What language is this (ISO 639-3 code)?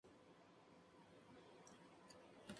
spa